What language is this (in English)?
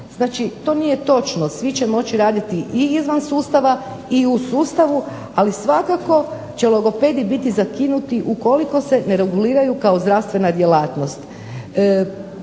Croatian